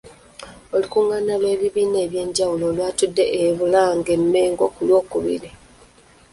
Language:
Ganda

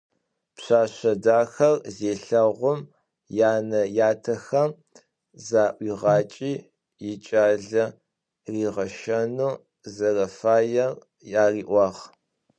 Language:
Adyghe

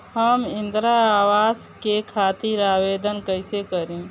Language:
Bhojpuri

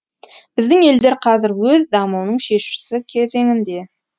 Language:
Kazakh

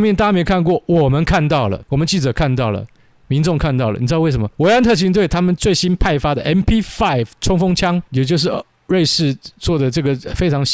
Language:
Chinese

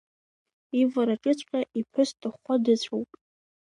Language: Abkhazian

